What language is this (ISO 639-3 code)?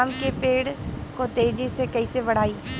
bho